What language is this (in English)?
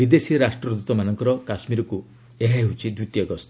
Odia